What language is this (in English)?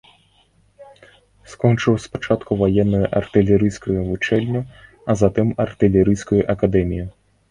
Belarusian